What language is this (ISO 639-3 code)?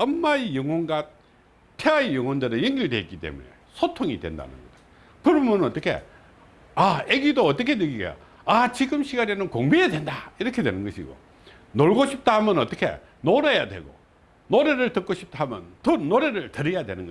kor